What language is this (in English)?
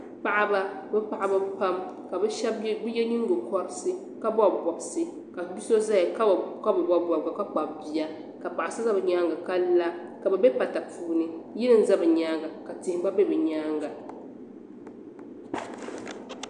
Dagbani